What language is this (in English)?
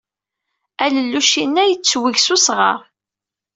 Kabyle